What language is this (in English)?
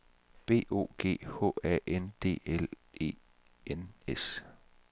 Danish